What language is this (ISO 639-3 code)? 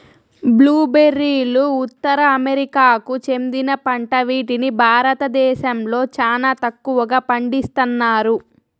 tel